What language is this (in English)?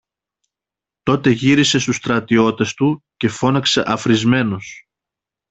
Greek